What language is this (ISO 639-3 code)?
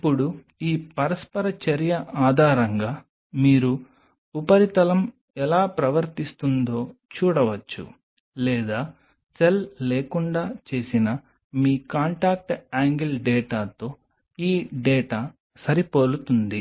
tel